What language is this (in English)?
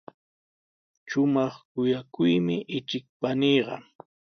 Sihuas Ancash Quechua